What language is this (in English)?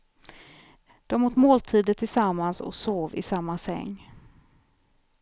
Swedish